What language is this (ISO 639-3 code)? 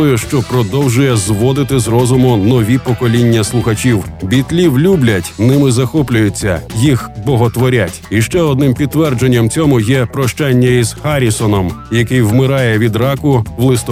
ukr